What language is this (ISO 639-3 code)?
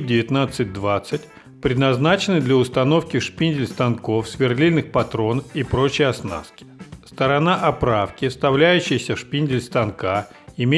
rus